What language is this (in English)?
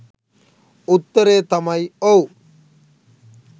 Sinhala